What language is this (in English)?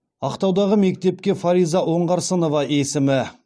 Kazakh